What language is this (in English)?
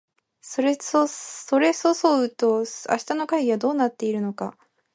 Japanese